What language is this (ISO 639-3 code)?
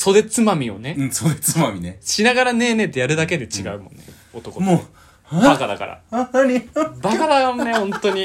jpn